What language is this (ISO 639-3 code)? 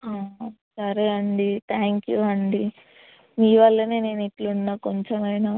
tel